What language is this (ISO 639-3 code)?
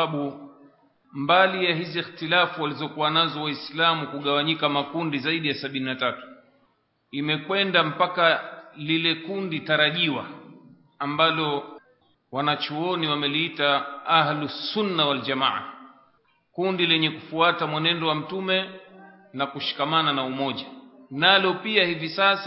swa